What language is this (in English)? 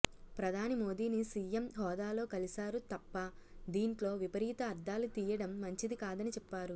Telugu